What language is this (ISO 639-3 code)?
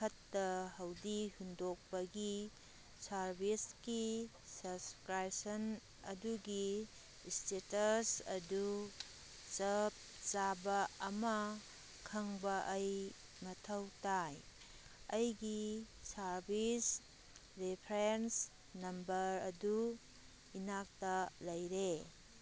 mni